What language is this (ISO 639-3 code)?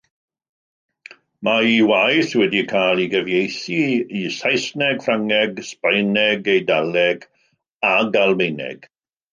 cym